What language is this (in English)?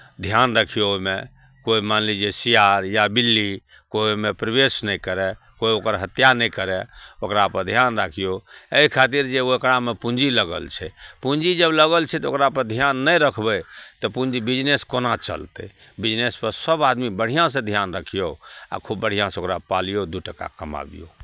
Maithili